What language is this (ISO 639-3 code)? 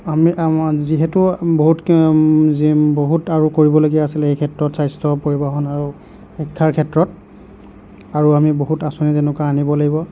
asm